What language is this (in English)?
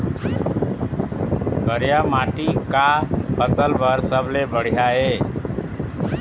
Chhattisgarhi